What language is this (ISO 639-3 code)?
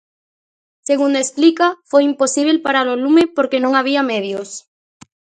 glg